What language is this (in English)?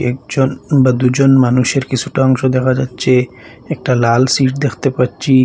Bangla